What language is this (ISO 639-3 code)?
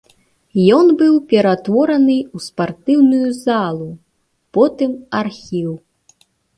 bel